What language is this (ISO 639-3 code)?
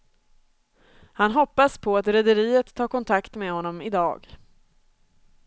swe